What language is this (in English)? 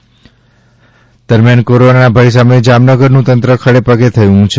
Gujarati